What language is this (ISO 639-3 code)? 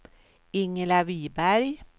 swe